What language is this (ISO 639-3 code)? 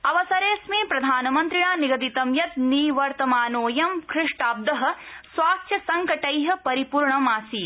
san